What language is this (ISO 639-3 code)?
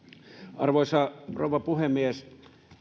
fin